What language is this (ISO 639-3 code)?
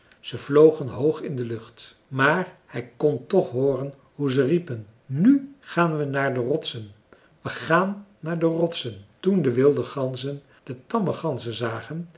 nld